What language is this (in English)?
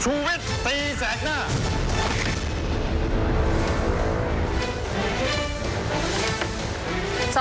Thai